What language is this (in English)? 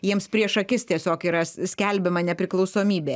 Lithuanian